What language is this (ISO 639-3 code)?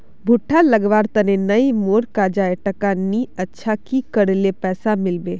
mag